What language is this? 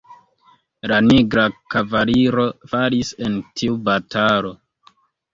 Esperanto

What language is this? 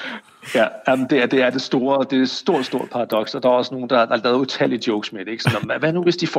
Danish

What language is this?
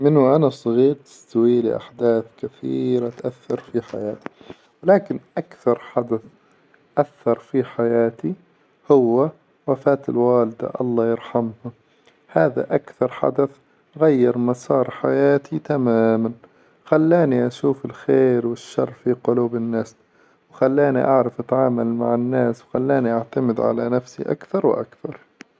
Hijazi Arabic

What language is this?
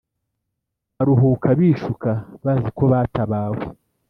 Kinyarwanda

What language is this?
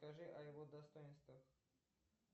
Russian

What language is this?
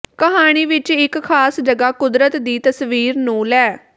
Punjabi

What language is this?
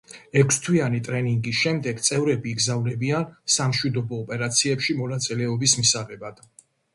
Georgian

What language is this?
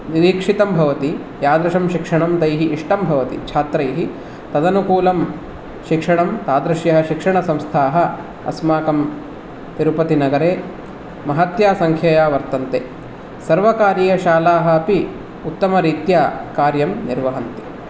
Sanskrit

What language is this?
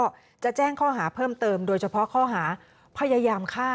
Thai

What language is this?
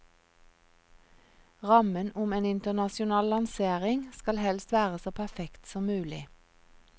Norwegian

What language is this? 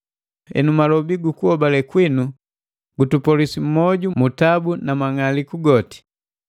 Matengo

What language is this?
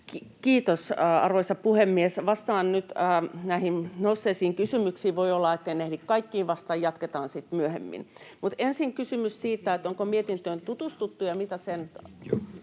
Finnish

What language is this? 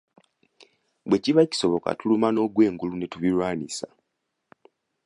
Ganda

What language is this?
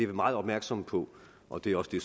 Danish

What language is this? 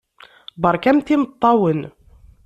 Kabyle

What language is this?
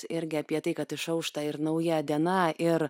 Lithuanian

